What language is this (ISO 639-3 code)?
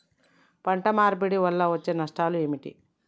tel